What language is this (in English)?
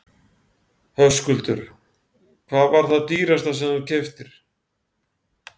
Icelandic